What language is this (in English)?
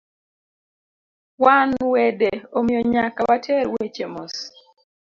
Luo (Kenya and Tanzania)